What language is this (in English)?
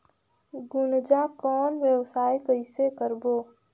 Chhattisgarhi